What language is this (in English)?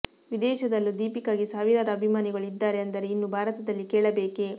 Kannada